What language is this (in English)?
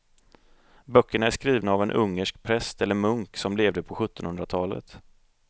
Swedish